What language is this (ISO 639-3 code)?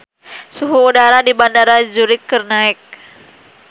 sun